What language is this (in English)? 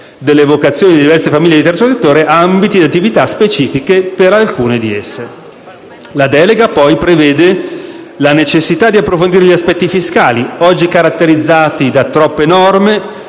Italian